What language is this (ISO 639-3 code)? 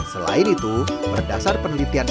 ind